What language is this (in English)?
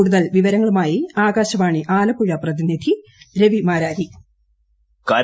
Malayalam